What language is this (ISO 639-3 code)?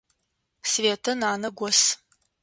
ady